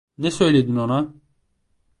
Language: Turkish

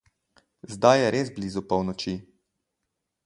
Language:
Slovenian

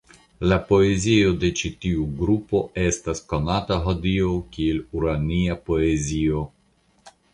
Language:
Esperanto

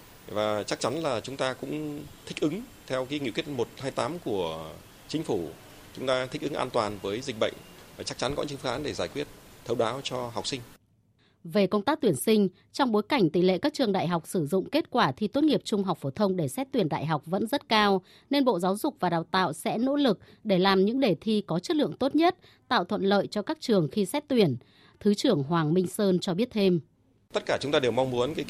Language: Vietnamese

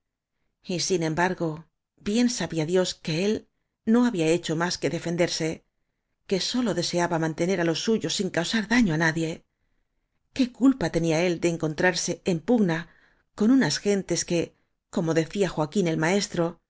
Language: Spanish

